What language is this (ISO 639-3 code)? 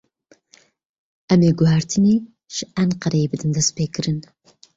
kur